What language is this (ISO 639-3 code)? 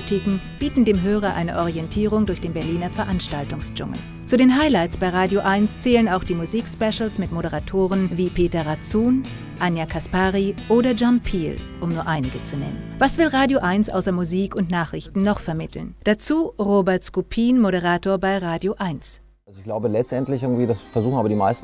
deu